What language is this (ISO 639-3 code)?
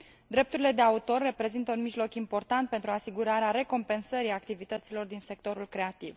ron